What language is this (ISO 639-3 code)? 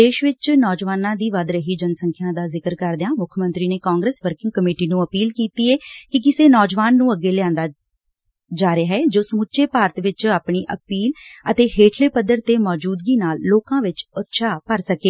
pan